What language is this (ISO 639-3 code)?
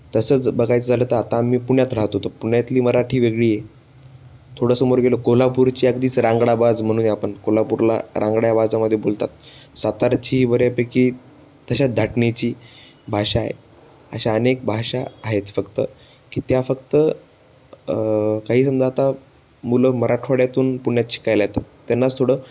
mar